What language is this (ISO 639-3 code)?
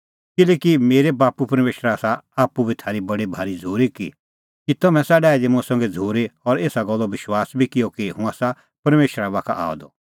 kfx